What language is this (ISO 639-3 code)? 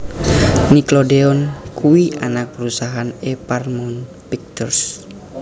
jav